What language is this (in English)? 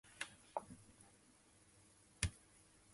Japanese